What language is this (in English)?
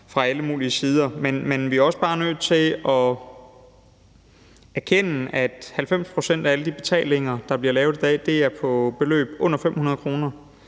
Danish